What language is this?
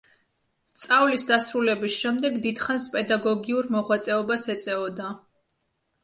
Georgian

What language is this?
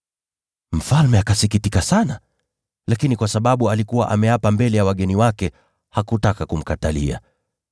Swahili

